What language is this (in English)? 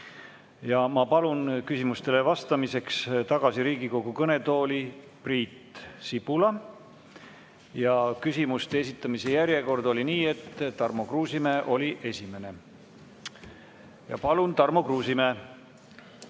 Estonian